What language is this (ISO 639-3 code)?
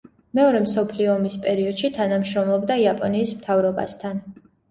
kat